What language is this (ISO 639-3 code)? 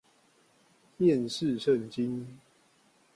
zho